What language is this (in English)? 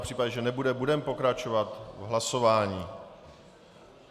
Czech